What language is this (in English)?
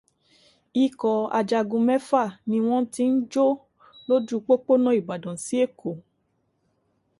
Yoruba